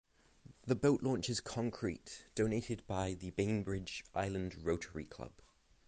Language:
English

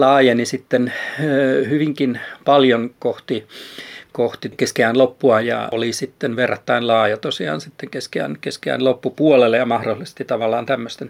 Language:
Finnish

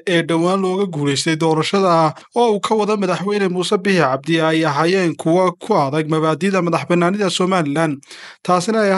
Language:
Arabic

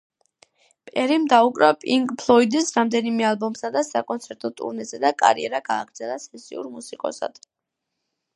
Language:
Georgian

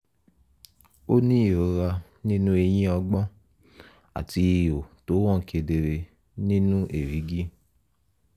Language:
Yoruba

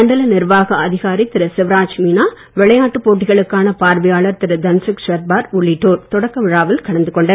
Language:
Tamil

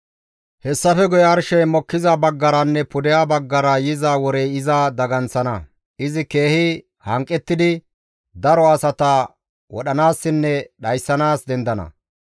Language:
Gamo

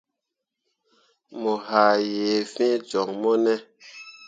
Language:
Mundang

